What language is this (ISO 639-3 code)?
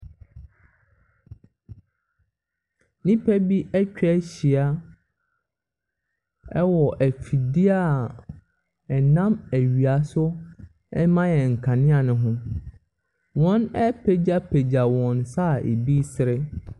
aka